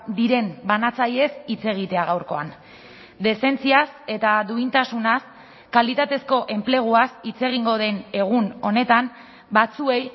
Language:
Basque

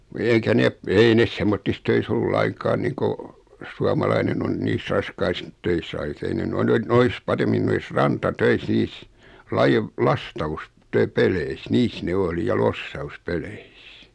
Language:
Finnish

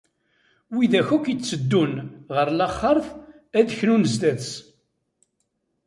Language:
Kabyle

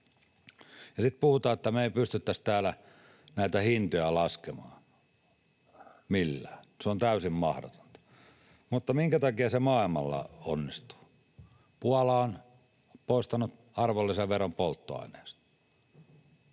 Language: Finnish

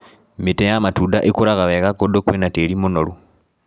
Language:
Kikuyu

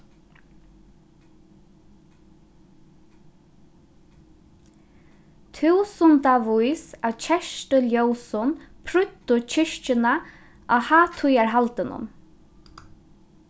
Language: Faroese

